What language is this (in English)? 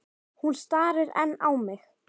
Icelandic